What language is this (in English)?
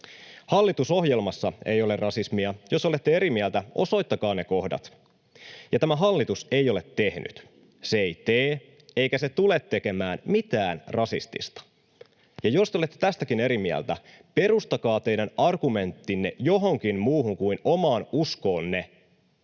Finnish